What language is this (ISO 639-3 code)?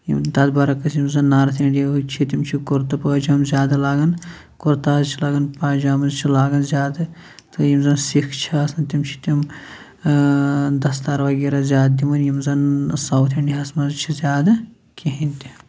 kas